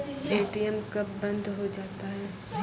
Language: Maithili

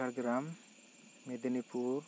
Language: Santali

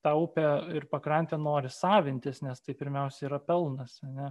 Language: Lithuanian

